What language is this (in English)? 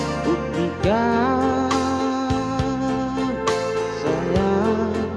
Indonesian